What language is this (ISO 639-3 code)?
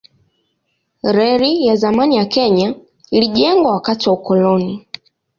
swa